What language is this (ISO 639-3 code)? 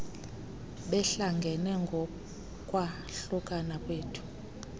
xho